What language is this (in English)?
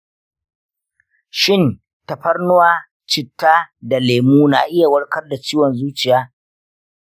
Hausa